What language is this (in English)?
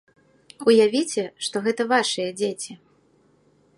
Belarusian